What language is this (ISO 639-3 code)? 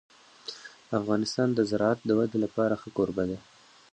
pus